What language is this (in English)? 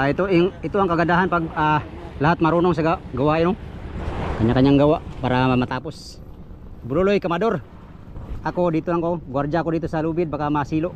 Filipino